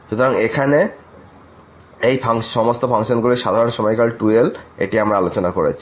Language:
Bangla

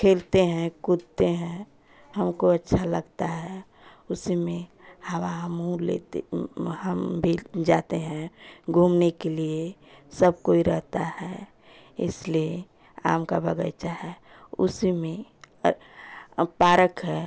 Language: Hindi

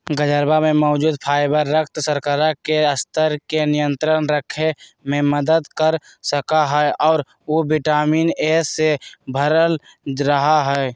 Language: Magahi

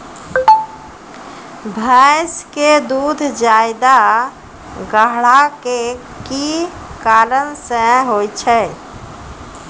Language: Maithili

